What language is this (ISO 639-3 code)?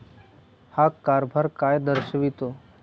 mar